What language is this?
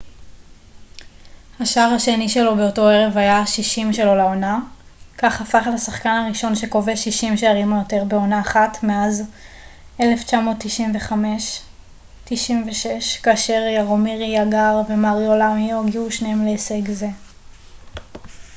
Hebrew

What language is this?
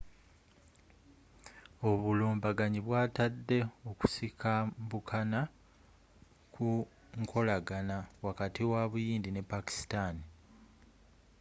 Ganda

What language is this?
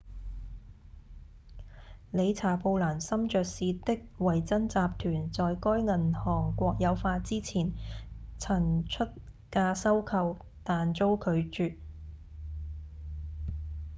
Cantonese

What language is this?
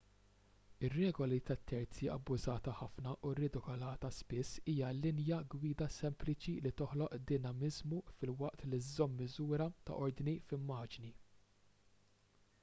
Maltese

